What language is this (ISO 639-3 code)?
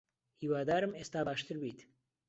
ckb